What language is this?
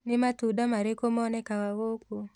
Kikuyu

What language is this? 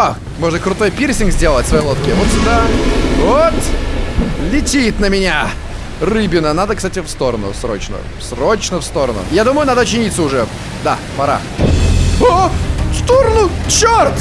Russian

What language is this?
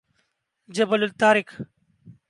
Urdu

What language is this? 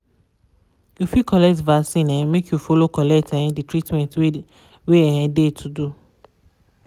Nigerian Pidgin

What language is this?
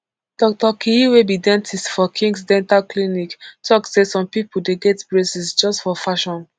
Nigerian Pidgin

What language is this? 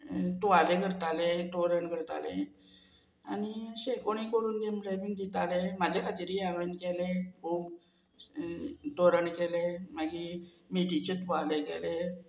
Konkani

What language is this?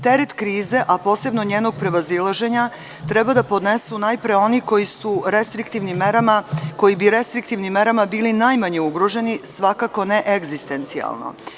Serbian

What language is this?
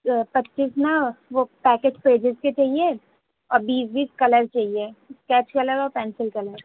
Urdu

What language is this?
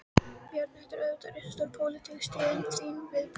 Icelandic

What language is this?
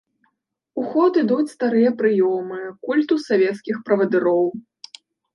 Belarusian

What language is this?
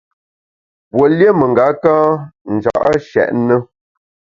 Bamun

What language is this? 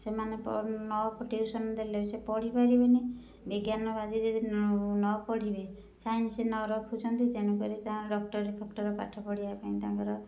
Odia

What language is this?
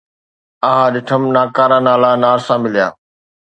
Sindhi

